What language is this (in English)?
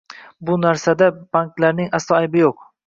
Uzbek